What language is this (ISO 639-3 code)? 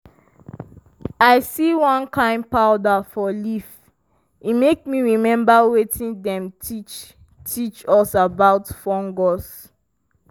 pcm